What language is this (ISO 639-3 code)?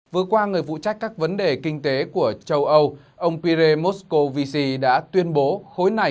vie